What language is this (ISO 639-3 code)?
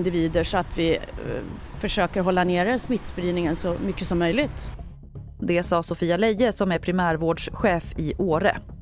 swe